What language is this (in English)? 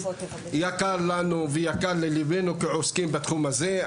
Hebrew